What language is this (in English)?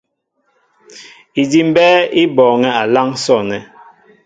Mbo (Cameroon)